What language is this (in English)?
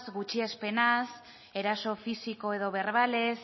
Basque